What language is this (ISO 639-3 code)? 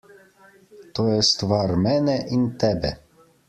slv